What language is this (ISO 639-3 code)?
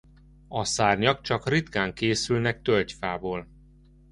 hun